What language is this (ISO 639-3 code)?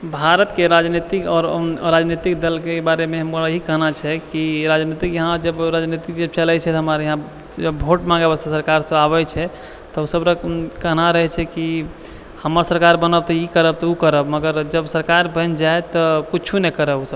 mai